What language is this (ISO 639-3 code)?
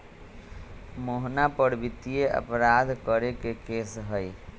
mag